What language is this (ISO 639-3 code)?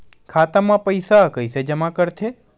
hne